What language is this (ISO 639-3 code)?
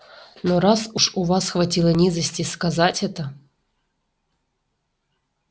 rus